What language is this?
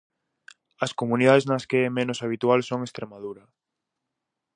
Galician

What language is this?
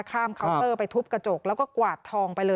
Thai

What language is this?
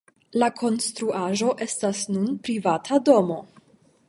Esperanto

